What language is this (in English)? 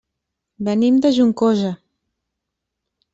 Catalan